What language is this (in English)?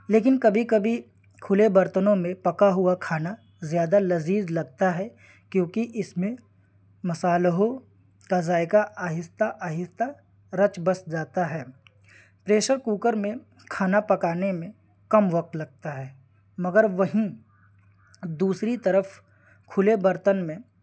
Urdu